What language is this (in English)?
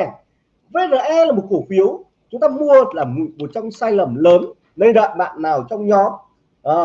Vietnamese